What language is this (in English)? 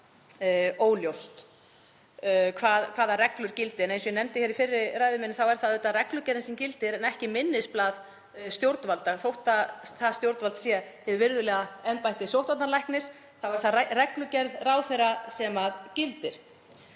Icelandic